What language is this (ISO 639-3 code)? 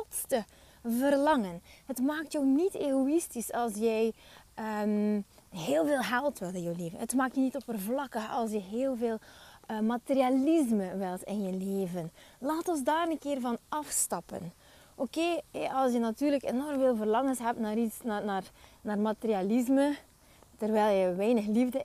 nld